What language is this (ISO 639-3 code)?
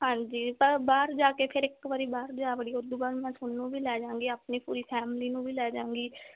pan